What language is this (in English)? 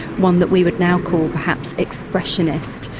English